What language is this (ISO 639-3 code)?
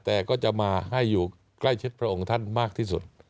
tha